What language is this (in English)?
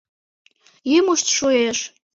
Mari